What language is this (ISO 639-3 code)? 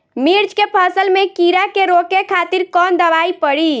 bho